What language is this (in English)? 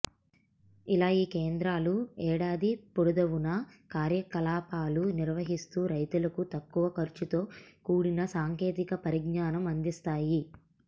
Telugu